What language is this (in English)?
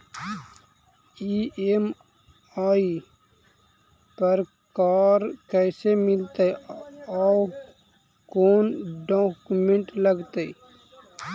Magahi